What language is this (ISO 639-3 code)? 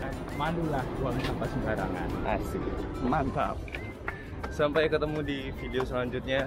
ind